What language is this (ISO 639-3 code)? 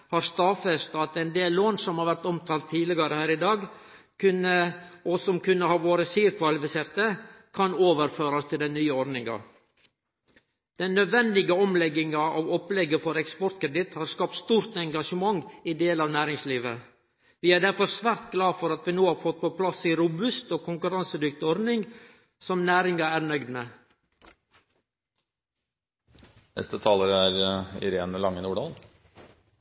nno